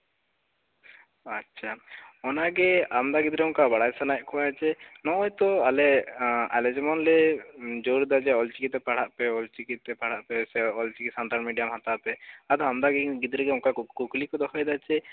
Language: Santali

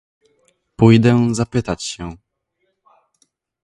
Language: Polish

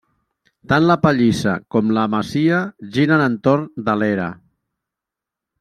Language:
Catalan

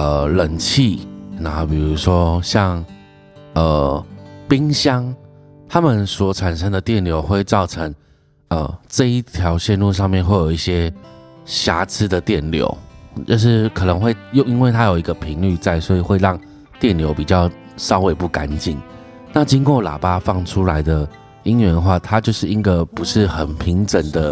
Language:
Chinese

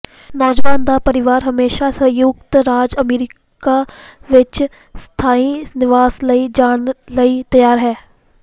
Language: Punjabi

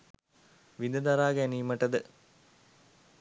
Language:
Sinhala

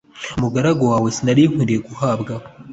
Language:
Kinyarwanda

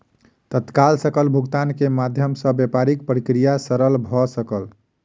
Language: Maithili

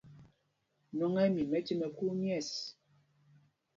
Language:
Mpumpong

